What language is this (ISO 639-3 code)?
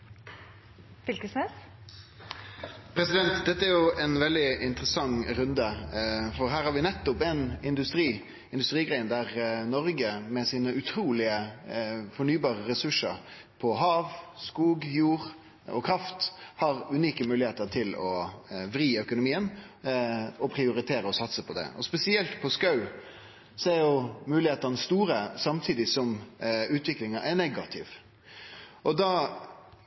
nno